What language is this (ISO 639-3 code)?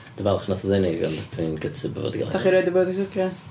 cym